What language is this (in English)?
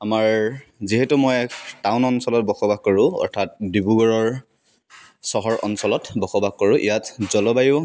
Assamese